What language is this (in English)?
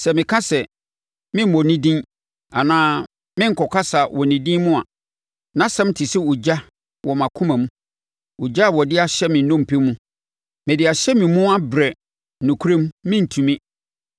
Akan